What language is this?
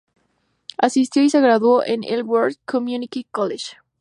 Spanish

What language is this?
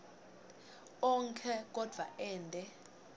Swati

